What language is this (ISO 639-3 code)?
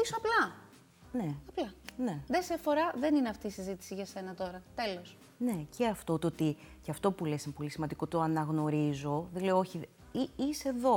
ell